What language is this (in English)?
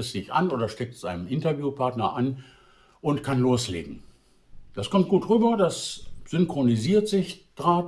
German